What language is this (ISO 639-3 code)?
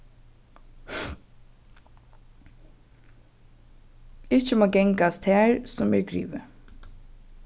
fao